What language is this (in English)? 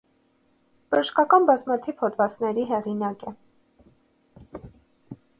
Armenian